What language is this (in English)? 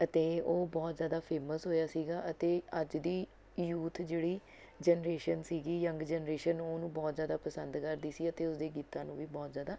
Punjabi